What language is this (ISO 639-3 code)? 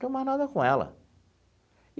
por